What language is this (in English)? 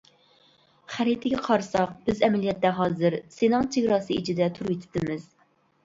Uyghur